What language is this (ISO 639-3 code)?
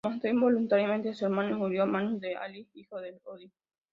spa